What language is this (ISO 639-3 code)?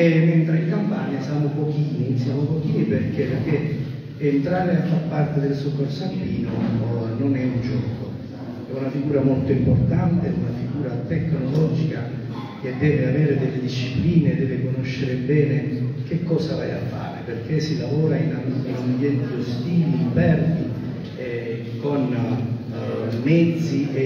ita